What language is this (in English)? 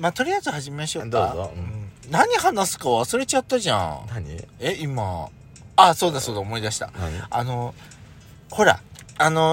Japanese